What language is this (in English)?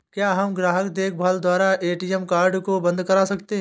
Hindi